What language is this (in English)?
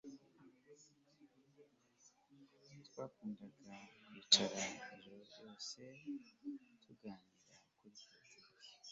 Kinyarwanda